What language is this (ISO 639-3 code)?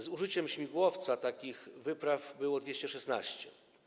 pol